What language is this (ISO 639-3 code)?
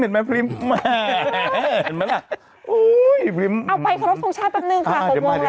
tha